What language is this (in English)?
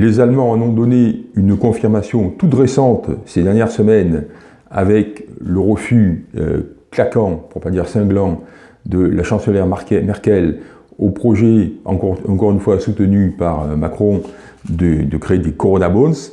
French